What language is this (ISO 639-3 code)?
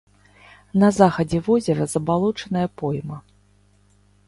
bel